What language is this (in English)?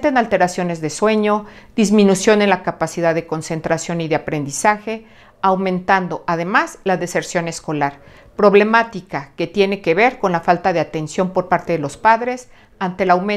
Spanish